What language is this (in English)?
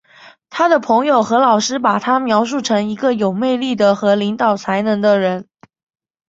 Chinese